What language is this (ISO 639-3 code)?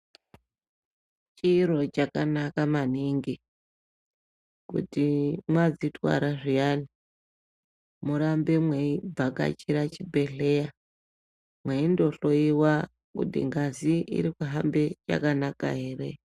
ndc